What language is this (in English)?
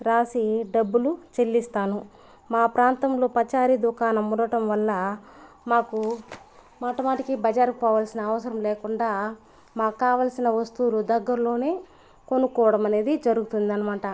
Telugu